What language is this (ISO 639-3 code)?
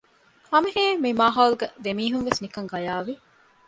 div